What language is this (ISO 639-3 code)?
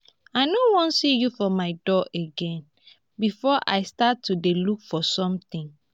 pcm